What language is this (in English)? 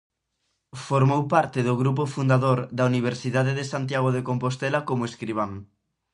Galician